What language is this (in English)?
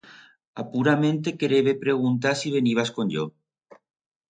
Aragonese